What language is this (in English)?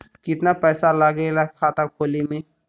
Bhojpuri